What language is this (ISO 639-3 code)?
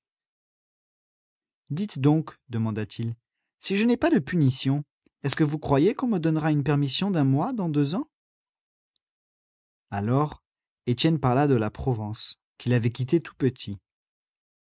fra